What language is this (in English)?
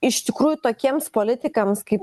Lithuanian